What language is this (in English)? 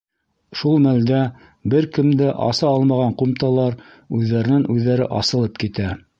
Bashkir